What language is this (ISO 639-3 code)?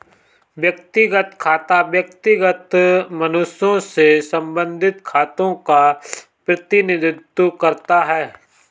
hin